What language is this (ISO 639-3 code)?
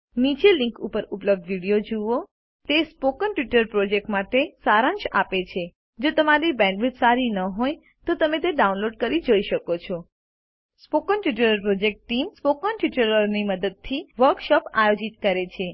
guj